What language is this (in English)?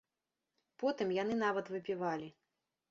Belarusian